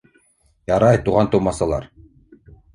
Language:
Bashkir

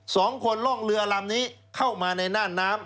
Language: Thai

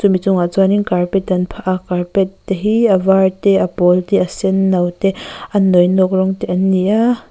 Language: Mizo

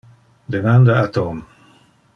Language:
Interlingua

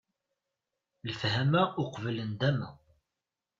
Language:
Kabyle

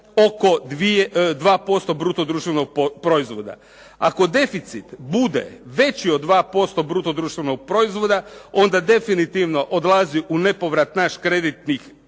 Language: Croatian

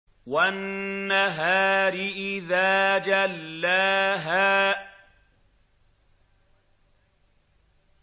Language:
Arabic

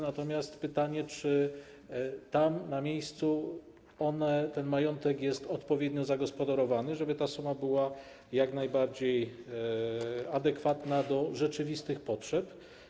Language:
Polish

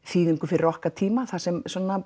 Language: Icelandic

